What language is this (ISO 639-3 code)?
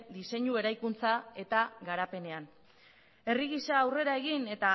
eus